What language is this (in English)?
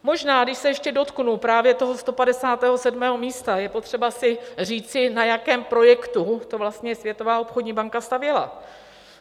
Czech